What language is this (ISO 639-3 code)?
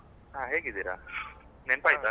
kan